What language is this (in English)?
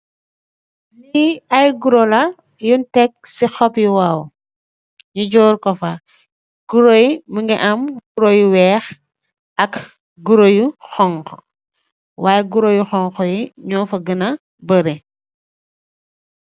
Wolof